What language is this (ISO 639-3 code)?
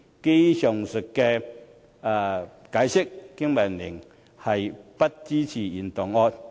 yue